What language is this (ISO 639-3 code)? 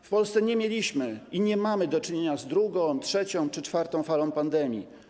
pol